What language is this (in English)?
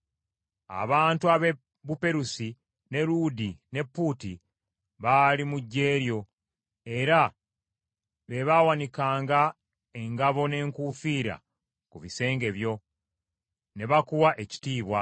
Ganda